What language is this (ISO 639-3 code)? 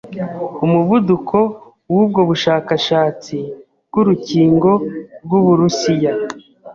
kin